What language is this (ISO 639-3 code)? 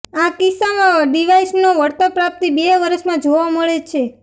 guj